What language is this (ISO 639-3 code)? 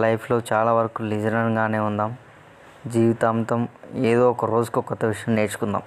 tel